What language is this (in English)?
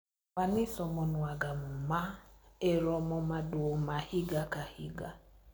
Luo (Kenya and Tanzania)